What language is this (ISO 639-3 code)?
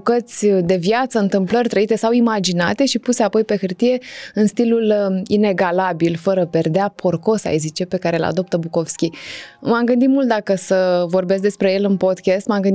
ron